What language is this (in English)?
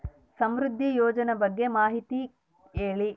Kannada